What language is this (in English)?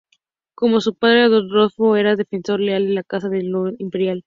Spanish